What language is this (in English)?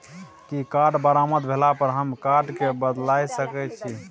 Maithili